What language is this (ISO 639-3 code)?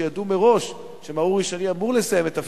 heb